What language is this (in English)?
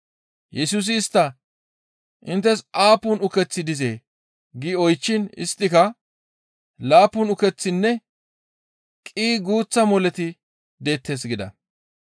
Gamo